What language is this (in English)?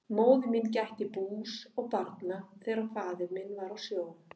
Icelandic